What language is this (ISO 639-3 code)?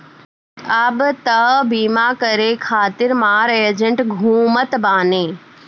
bho